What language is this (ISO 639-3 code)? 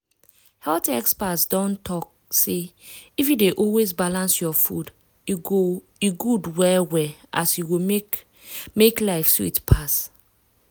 pcm